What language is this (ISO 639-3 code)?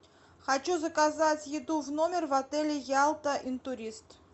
rus